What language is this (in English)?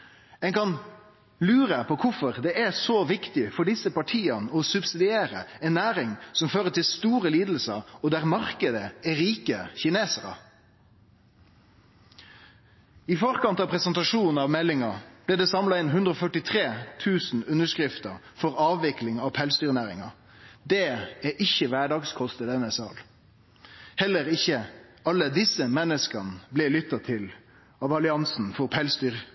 Norwegian Nynorsk